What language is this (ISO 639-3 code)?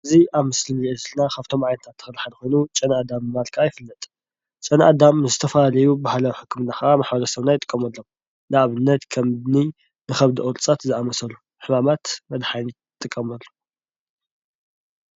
tir